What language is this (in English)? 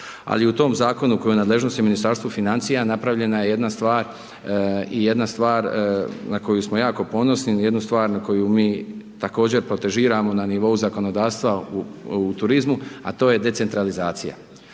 Croatian